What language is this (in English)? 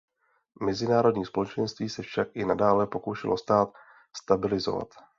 Czech